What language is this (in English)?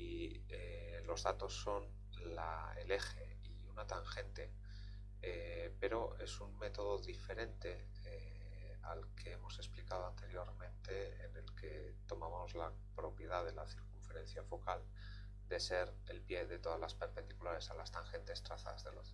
Spanish